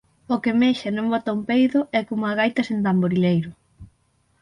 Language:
Galician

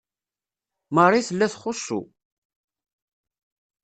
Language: Kabyle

